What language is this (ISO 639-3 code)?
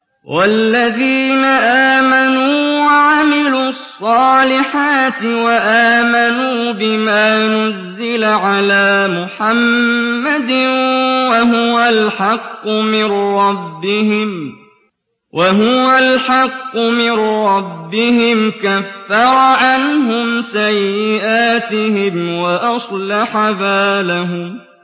ara